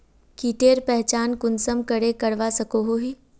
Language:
Magahi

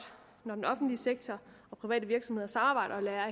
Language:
Danish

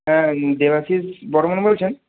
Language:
Bangla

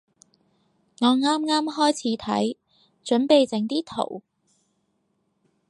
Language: Cantonese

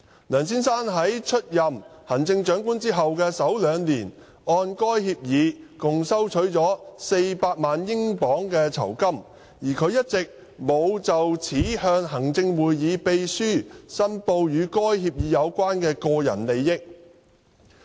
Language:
Cantonese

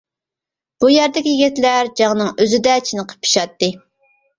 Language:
Uyghur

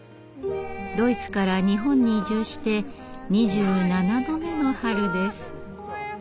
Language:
Japanese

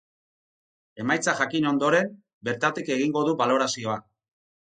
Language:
Basque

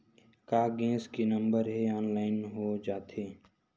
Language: Chhattisgarhi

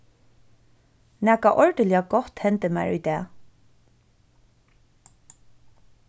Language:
Faroese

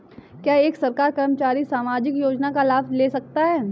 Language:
Hindi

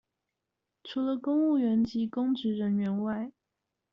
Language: Chinese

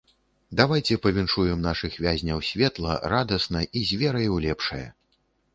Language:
Belarusian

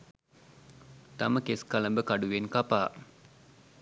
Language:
Sinhala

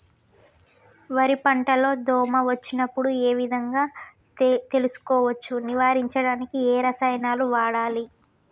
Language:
Telugu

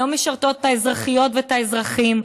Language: Hebrew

